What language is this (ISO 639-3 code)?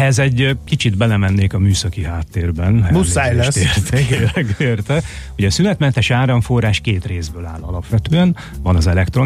hun